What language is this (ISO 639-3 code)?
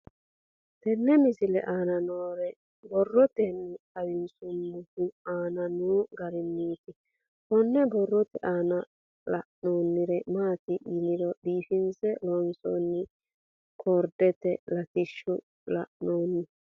sid